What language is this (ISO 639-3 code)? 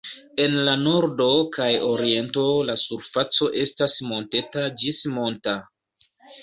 epo